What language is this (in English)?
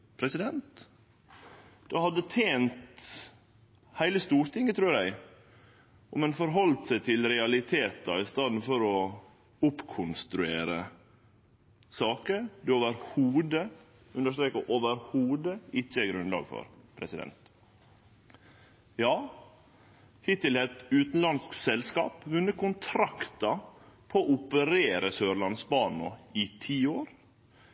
Norwegian Nynorsk